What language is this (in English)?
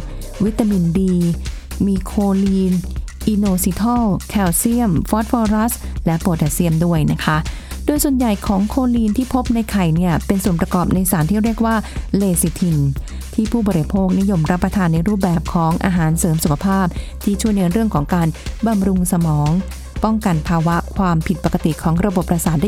Thai